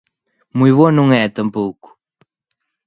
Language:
Galician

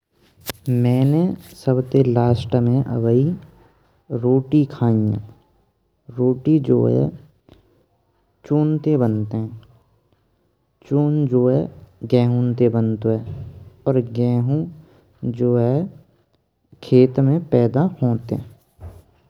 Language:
Braj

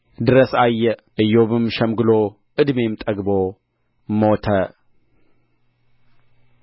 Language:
Amharic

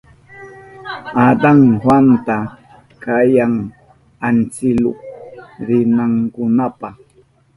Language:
Southern Pastaza Quechua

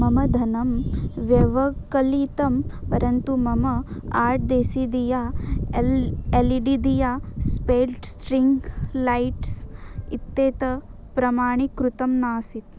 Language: Sanskrit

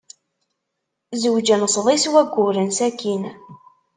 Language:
Kabyle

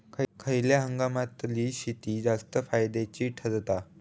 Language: Marathi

